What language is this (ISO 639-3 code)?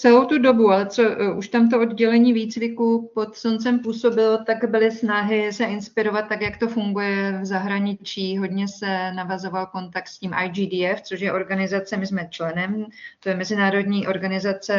ces